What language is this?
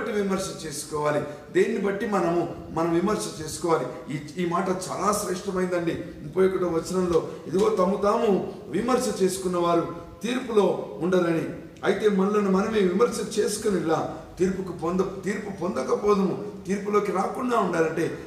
Telugu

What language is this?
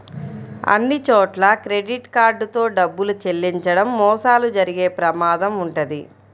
Telugu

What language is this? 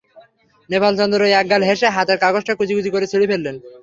Bangla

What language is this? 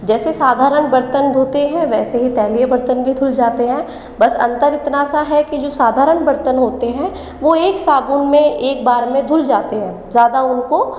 Hindi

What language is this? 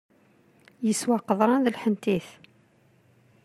Kabyle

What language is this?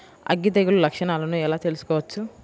Telugu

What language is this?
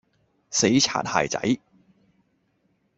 Cantonese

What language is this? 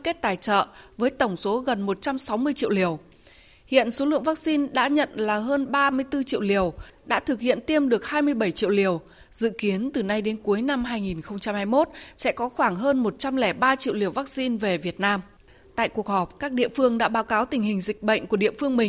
Vietnamese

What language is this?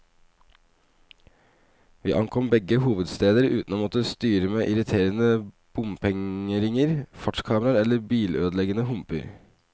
Norwegian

